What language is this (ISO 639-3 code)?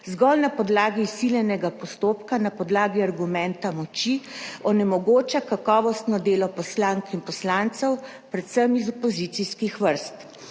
slv